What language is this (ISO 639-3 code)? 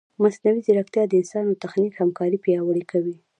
pus